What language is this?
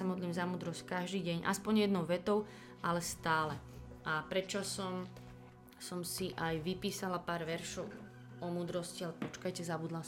Slovak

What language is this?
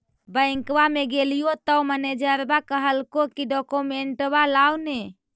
Magahi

